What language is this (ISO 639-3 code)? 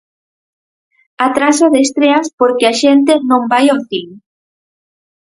glg